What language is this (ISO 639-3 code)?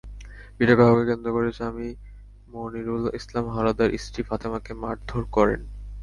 ben